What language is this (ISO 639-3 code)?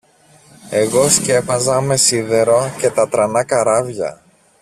ell